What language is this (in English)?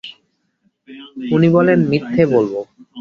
Bangla